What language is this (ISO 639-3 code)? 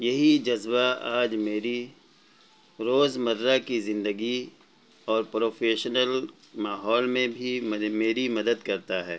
urd